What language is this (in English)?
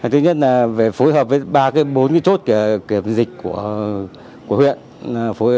Vietnamese